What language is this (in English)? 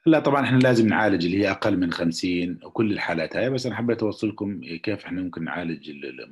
Arabic